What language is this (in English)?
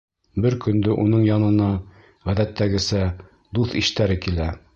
Bashkir